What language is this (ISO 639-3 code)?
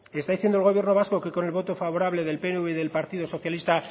spa